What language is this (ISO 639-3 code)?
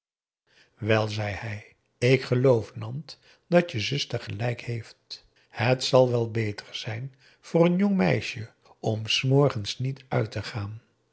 nld